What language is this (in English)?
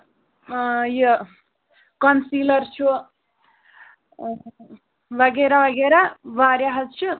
Kashmiri